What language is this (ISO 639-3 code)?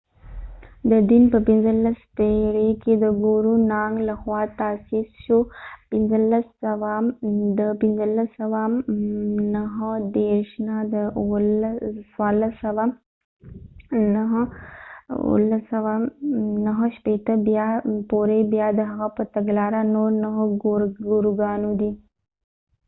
pus